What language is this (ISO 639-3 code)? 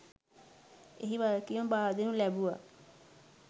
sin